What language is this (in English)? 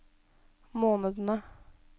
Norwegian